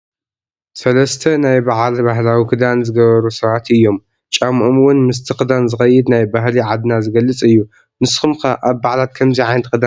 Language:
Tigrinya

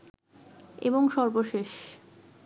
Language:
Bangla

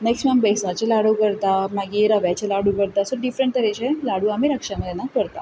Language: Konkani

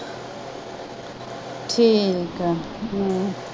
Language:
Punjabi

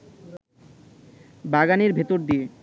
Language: Bangla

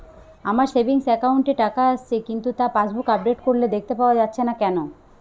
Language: Bangla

